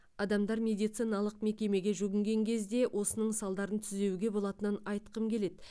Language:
Kazakh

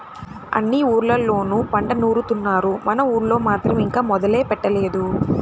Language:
Telugu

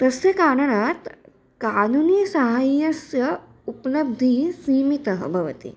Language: Sanskrit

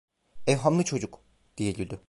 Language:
Turkish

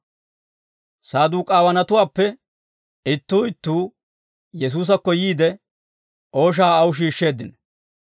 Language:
Dawro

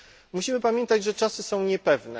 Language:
Polish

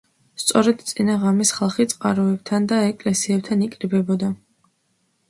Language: Georgian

